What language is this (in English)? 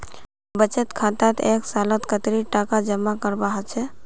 Magahi